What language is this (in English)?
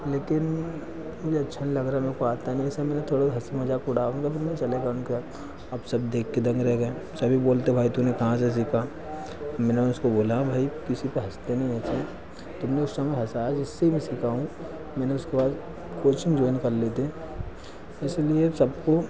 Hindi